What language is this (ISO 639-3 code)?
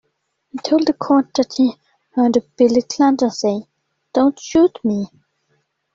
eng